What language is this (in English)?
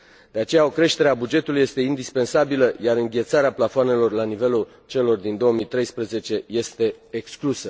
Romanian